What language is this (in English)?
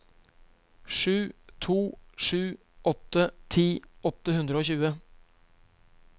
Norwegian